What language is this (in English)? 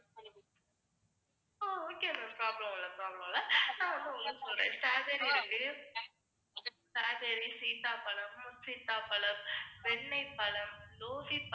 Tamil